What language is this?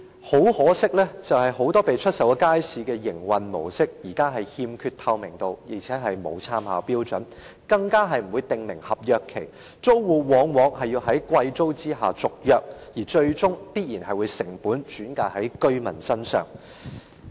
Cantonese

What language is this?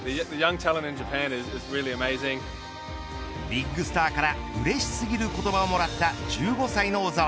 Japanese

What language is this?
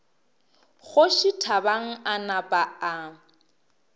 Northern Sotho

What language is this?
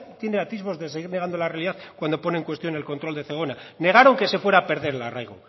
Spanish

